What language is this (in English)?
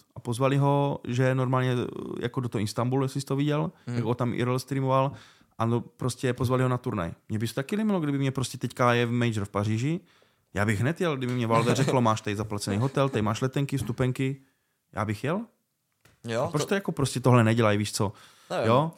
Czech